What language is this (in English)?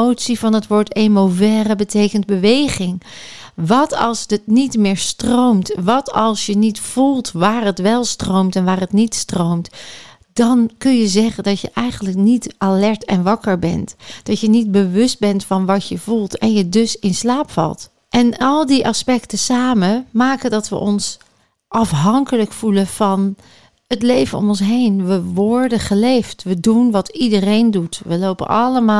Dutch